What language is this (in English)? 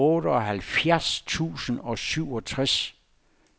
Danish